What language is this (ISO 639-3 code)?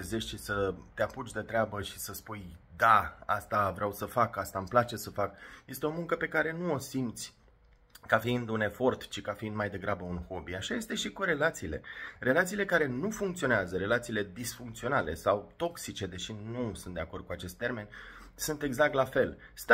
ron